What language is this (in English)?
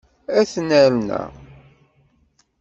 Kabyle